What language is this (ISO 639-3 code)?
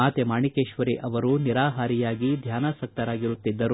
kan